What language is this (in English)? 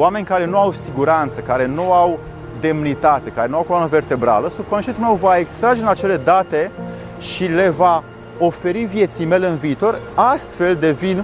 Romanian